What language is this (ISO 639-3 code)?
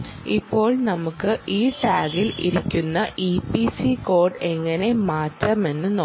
mal